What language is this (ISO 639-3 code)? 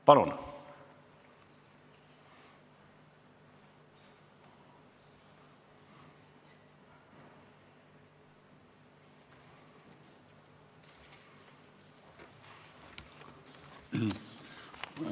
est